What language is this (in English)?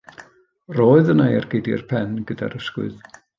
Welsh